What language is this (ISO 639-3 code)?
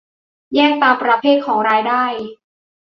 tha